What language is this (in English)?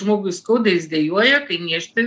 Lithuanian